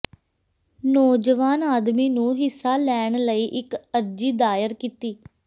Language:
Punjabi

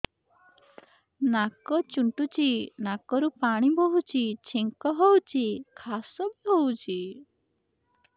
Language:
Odia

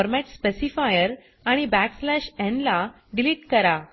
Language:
Marathi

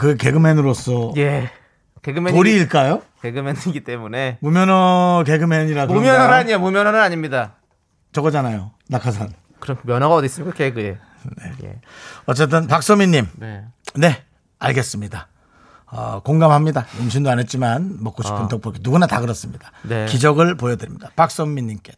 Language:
Korean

